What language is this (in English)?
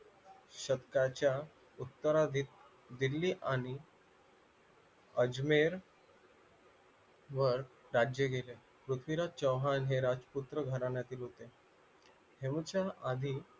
Marathi